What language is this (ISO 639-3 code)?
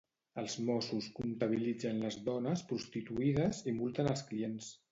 cat